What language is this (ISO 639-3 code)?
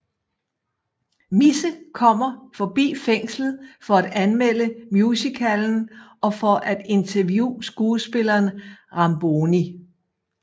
dan